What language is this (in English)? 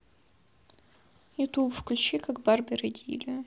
Russian